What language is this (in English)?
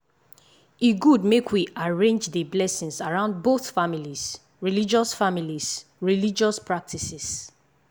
Nigerian Pidgin